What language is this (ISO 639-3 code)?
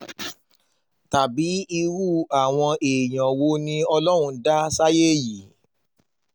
yor